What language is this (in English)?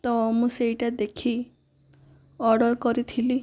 Odia